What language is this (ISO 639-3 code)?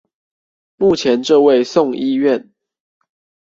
zho